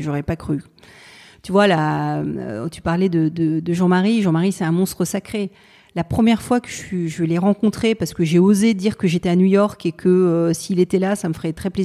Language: French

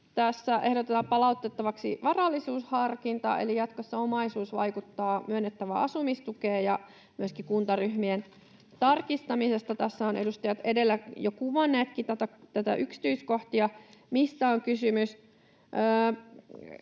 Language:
Finnish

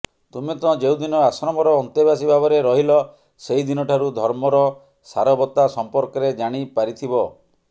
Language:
Odia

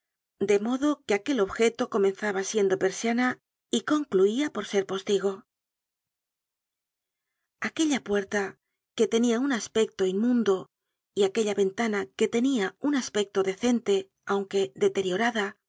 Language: Spanish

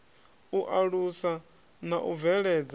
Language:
Venda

